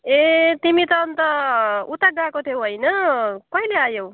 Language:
Nepali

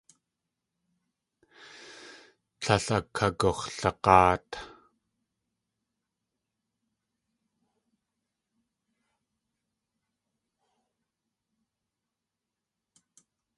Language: Tlingit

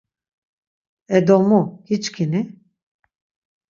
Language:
Laz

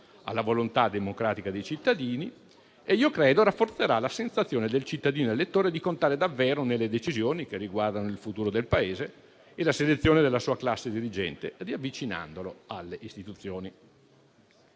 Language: Italian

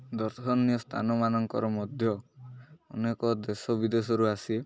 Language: Odia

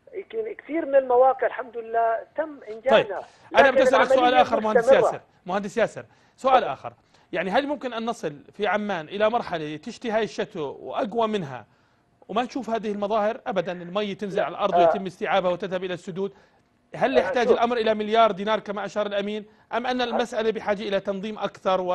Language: Arabic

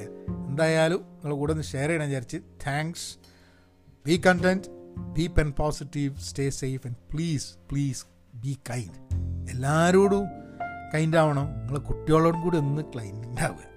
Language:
Malayalam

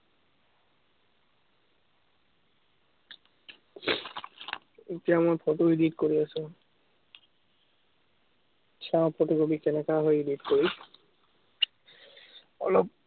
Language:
Assamese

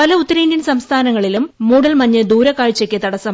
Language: Malayalam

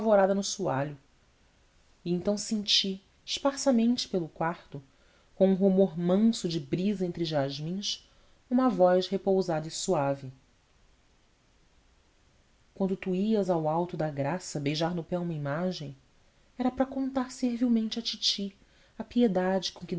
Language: Portuguese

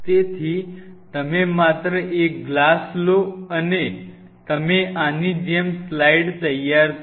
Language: Gujarati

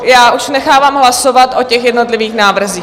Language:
Czech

